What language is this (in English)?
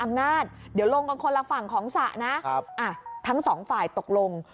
Thai